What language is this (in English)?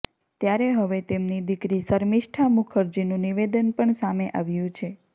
Gujarati